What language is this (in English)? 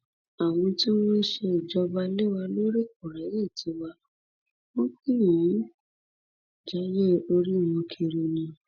Yoruba